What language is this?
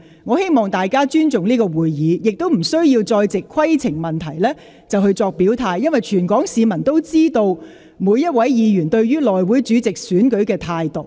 Cantonese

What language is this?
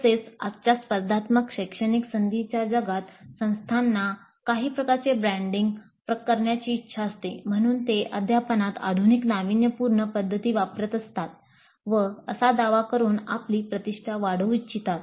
Marathi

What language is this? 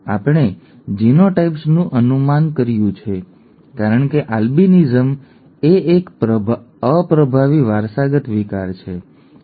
Gujarati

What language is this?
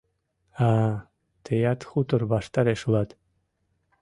Mari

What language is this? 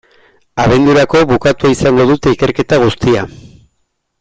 Basque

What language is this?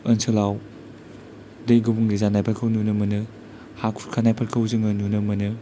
Bodo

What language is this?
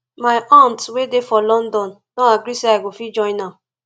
Nigerian Pidgin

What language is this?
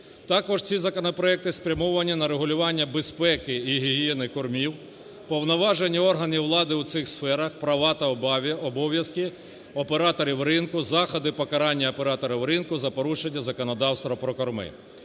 Ukrainian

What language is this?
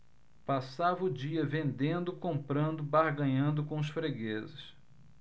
Portuguese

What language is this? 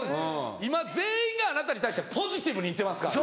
Japanese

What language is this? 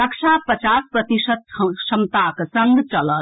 Maithili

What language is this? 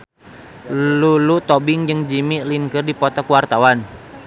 Sundanese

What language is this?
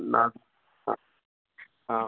Sanskrit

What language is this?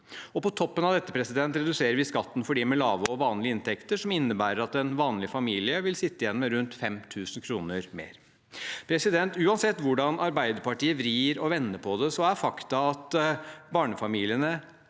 Norwegian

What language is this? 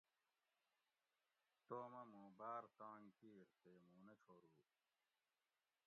Gawri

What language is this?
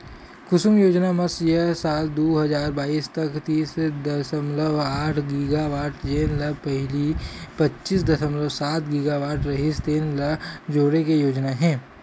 Chhattisgarhi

